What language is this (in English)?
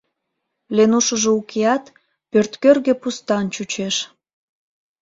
Mari